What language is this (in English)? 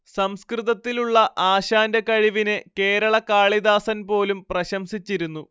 Malayalam